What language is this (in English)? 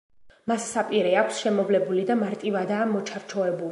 Georgian